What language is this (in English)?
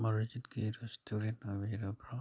Manipuri